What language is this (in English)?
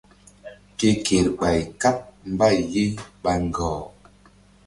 Mbum